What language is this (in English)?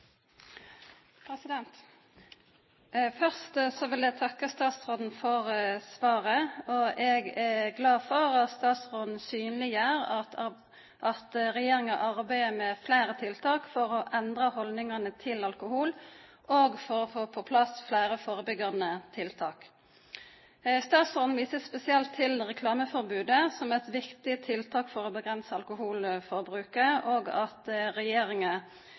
Norwegian Nynorsk